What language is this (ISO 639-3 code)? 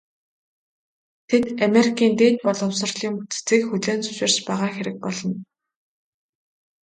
mon